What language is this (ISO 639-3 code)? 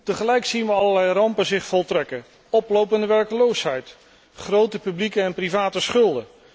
nld